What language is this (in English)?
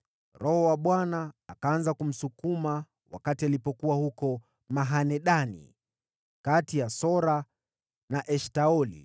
Swahili